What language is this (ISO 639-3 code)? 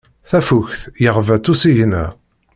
kab